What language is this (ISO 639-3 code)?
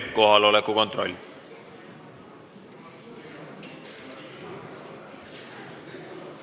est